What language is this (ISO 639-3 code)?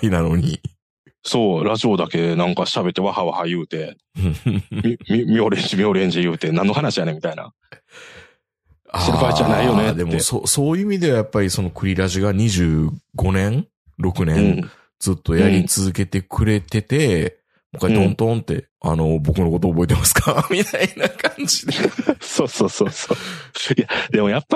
jpn